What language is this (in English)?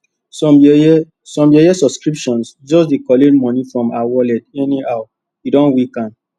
Nigerian Pidgin